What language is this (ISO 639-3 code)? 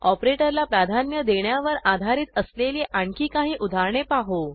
mar